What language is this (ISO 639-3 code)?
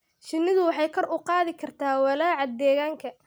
som